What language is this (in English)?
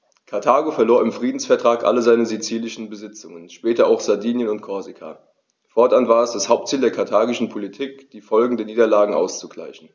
German